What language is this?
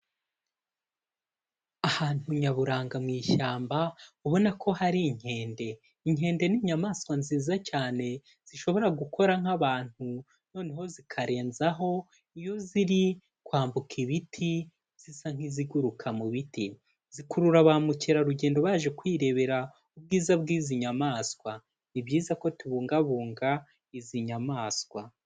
Kinyarwanda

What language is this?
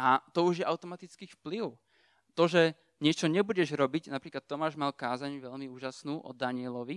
Slovak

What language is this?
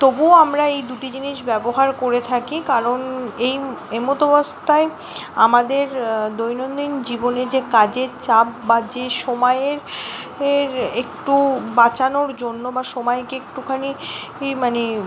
Bangla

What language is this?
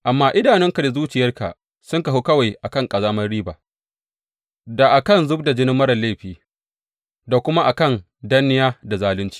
Hausa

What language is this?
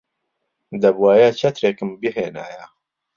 Central Kurdish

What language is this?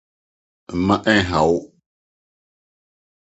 Akan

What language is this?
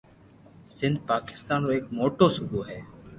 Loarki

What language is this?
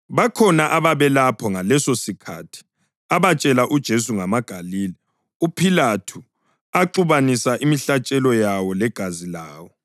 North Ndebele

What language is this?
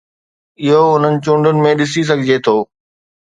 Sindhi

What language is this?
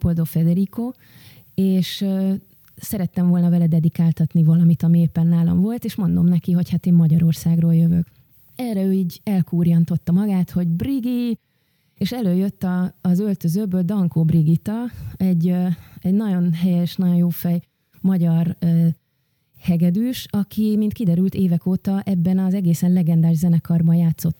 Hungarian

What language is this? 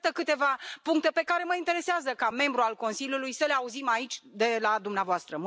Romanian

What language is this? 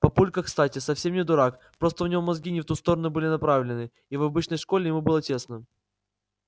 Russian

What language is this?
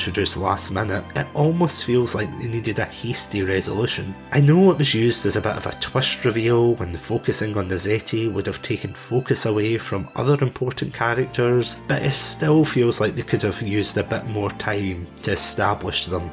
English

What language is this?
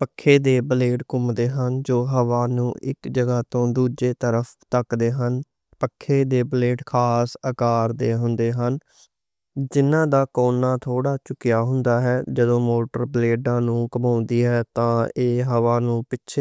Western Panjabi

